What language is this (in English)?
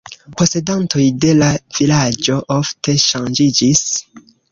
Esperanto